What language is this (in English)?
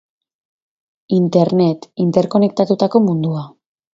Basque